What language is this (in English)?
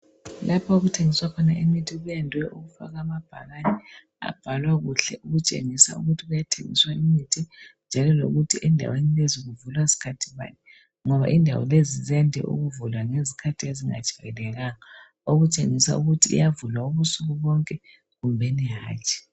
North Ndebele